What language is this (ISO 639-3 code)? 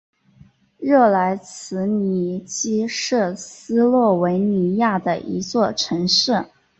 zho